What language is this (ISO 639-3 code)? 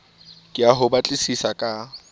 sot